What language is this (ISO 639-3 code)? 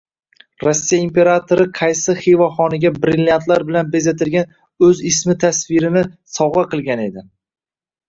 uzb